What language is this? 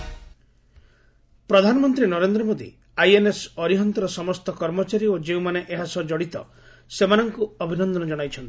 Odia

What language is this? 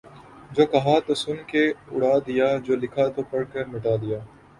Urdu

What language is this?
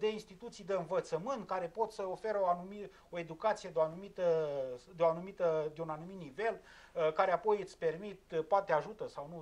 Romanian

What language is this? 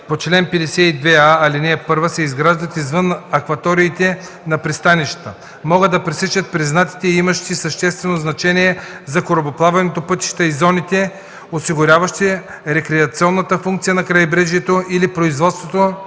Bulgarian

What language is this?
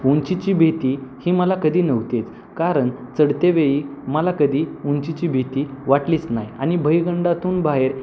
Marathi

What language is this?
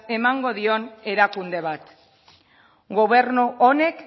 Basque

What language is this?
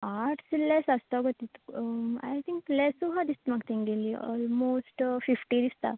Konkani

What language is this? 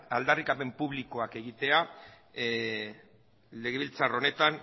Basque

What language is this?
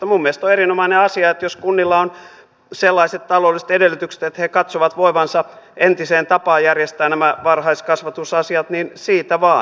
Finnish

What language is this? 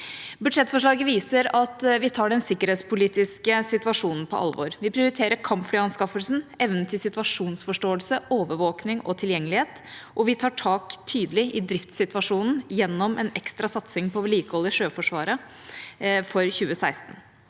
Norwegian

